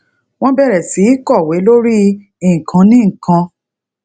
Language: Yoruba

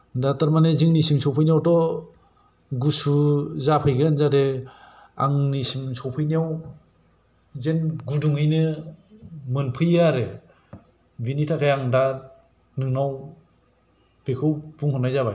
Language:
Bodo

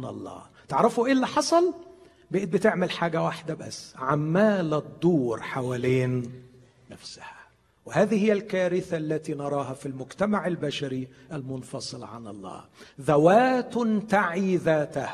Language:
Arabic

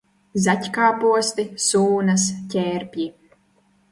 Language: Latvian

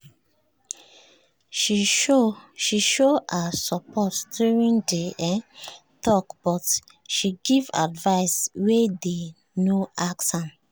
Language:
Nigerian Pidgin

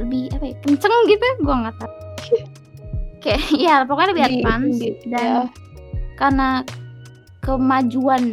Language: Indonesian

